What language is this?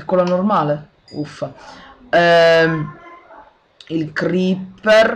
Italian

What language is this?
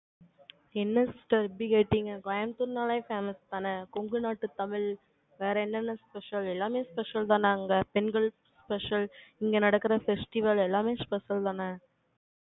Tamil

